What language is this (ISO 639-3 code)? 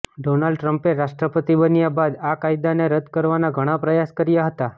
guj